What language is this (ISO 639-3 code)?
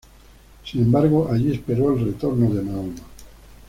spa